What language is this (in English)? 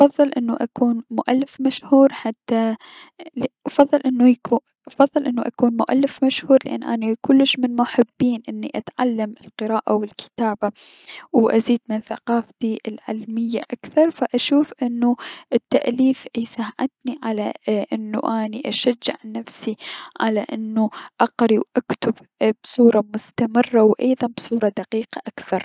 Mesopotamian Arabic